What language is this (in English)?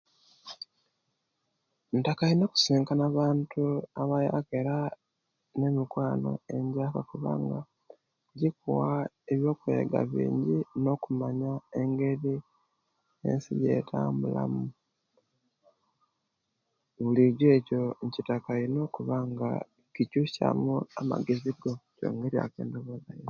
Kenyi